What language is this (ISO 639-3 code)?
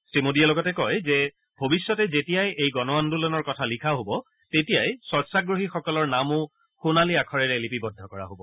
asm